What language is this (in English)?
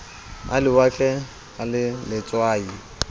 Southern Sotho